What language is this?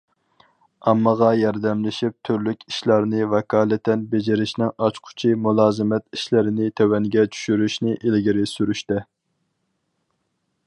Uyghur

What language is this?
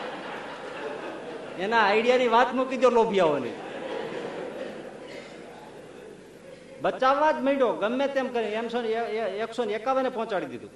Gujarati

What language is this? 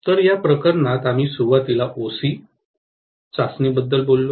Marathi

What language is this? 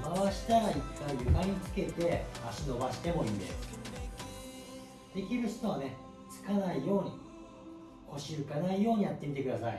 Japanese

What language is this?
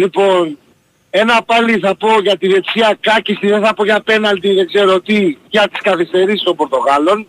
Greek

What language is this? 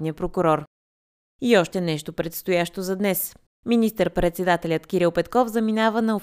Bulgarian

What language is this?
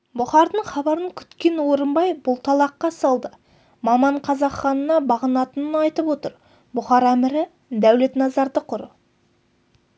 Kazakh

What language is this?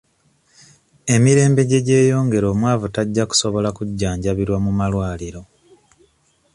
Ganda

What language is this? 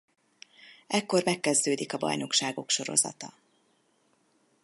Hungarian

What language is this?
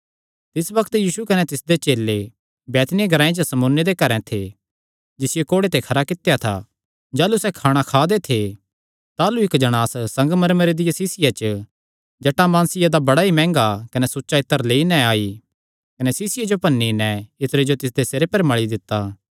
Kangri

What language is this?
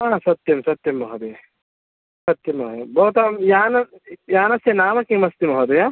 Sanskrit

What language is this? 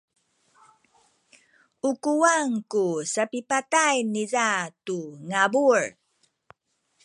Sakizaya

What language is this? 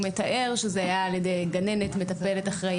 Hebrew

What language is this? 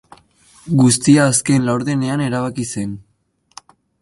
Basque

